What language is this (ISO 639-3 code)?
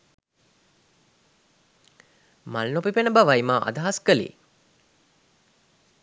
sin